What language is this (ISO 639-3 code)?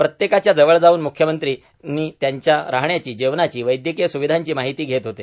mar